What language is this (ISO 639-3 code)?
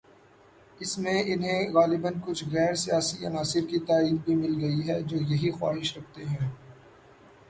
urd